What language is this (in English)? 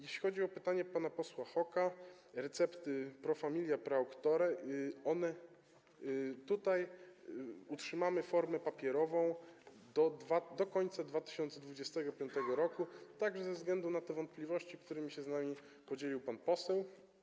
Polish